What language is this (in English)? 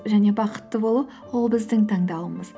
Kazakh